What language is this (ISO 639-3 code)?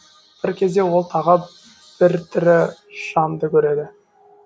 kaz